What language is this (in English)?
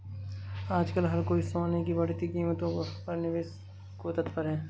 Hindi